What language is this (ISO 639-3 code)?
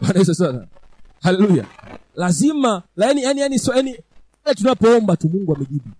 swa